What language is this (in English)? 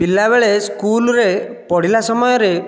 Odia